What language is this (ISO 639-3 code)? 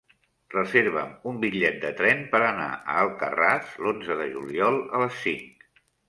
cat